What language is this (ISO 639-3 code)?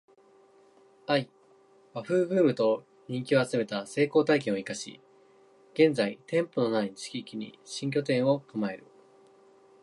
jpn